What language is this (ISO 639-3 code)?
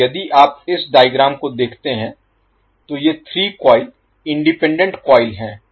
hin